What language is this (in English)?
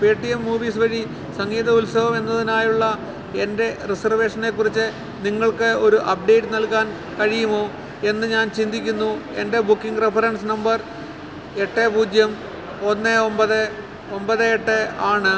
Malayalam